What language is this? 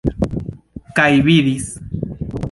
Esperanto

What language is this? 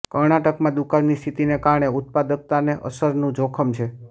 Gujarati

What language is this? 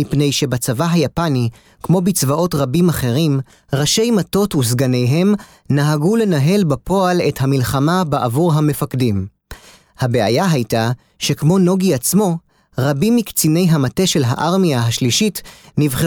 Hebrew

